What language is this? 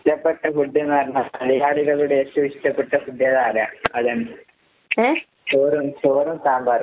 Malayalam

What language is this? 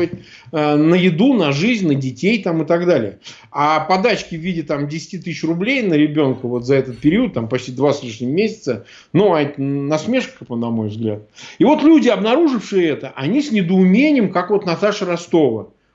Russian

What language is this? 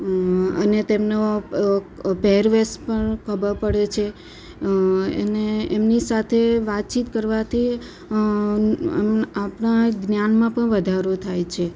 Gujarati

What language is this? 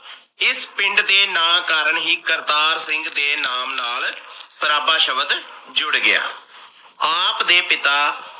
Punjabi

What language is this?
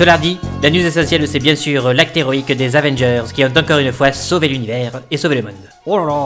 French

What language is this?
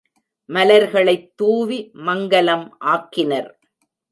Tamil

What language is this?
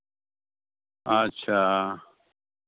Santali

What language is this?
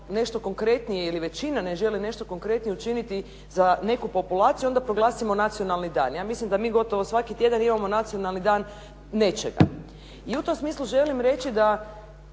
Croatian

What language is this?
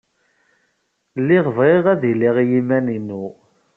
Kabyle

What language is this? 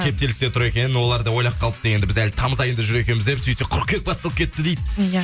Kazakh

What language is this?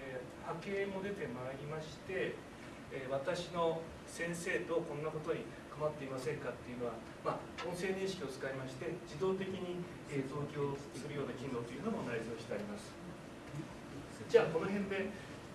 Japanese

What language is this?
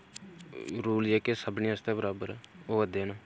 Dogri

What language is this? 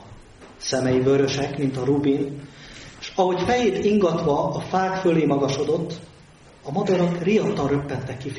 Hungarian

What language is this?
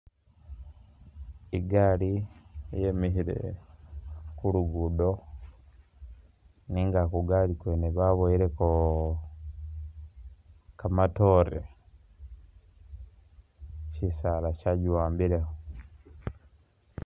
Masaaba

